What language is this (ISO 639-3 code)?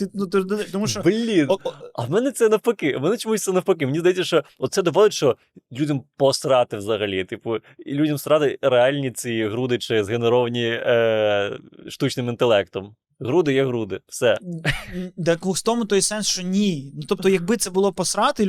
ukr